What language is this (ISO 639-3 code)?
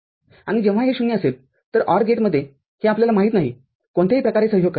mar